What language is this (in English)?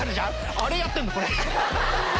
Japanese